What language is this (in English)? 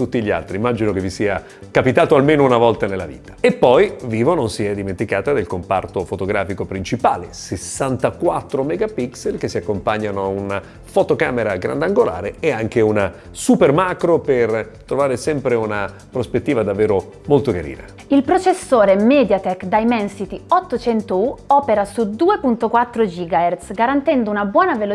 Italian